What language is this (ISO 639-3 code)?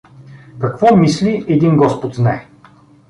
bul